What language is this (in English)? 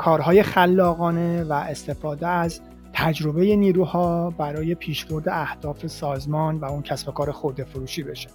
Persian